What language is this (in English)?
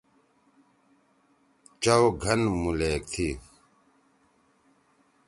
Torwali